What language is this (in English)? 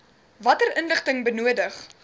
Afrikaans